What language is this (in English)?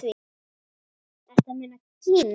Icelandic